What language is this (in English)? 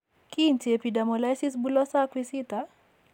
Kalenjin